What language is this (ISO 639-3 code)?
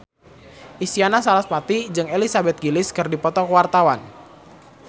sun